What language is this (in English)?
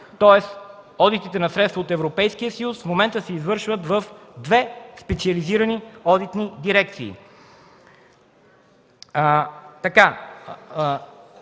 Bulgarian